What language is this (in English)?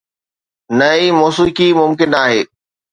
Sindhi